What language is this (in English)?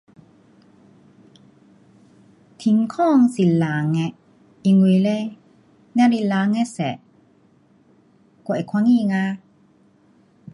Pu-Xian Chinese